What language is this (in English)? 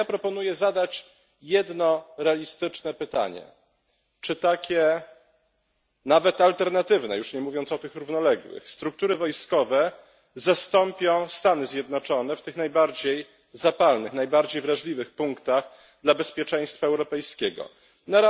Polish